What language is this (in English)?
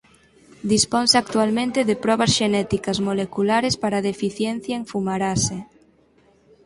Galician